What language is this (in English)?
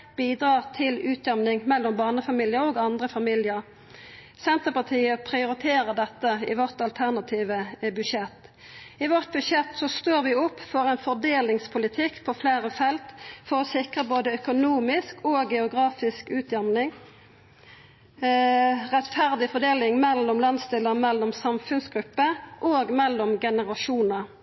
Norwegian Nynorsk